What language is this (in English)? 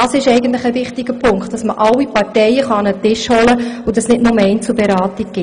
Swiss German